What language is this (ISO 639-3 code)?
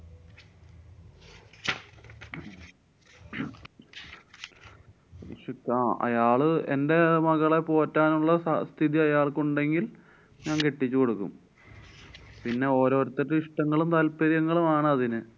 mal